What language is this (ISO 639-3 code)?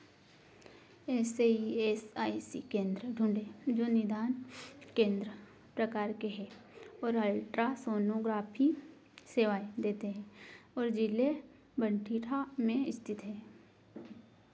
hin